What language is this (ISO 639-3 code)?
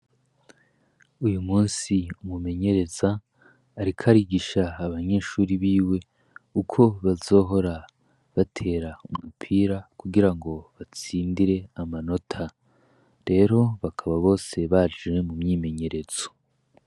run